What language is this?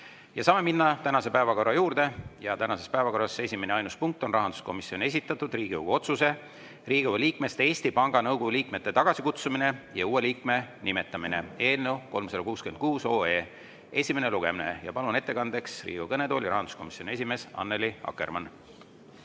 Estonian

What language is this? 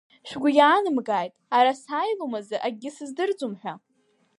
Abkhazian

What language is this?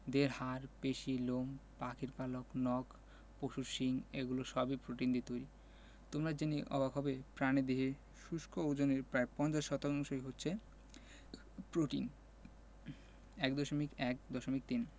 Bangla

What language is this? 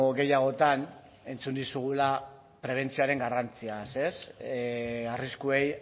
Basque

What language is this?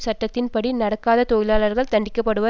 Tamil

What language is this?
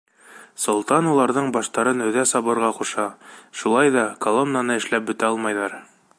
Bashkir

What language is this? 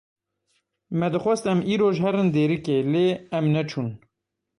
Kurdish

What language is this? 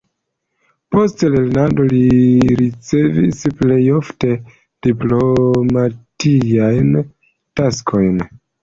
Esperanto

